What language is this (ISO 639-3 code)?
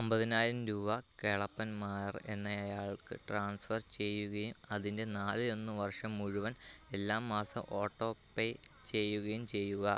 mal